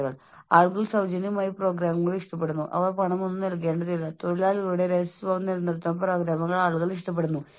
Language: Malayalam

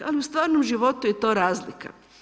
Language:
Croatian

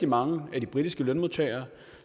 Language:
Danish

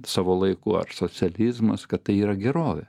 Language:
Lithuanian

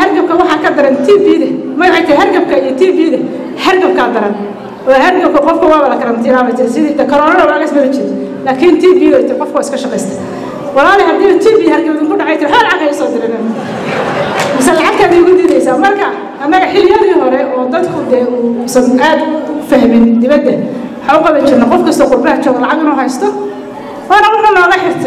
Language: Arabic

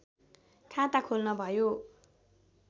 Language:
Nepali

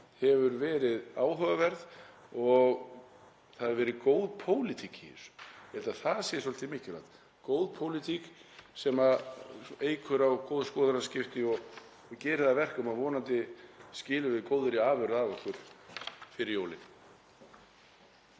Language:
Icelandic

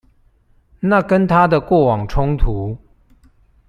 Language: Chinese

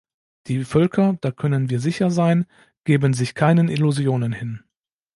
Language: German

